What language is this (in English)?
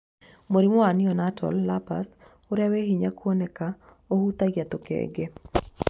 Kikuyu